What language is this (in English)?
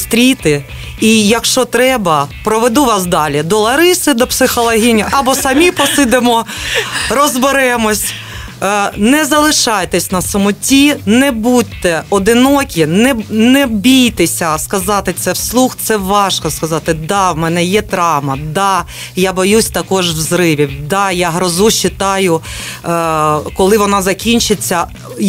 Ukrainian